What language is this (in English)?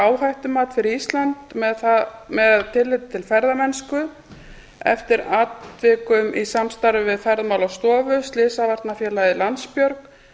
Icelandic